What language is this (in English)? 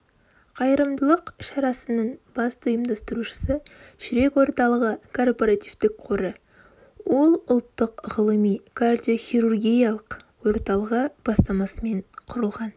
Kazakh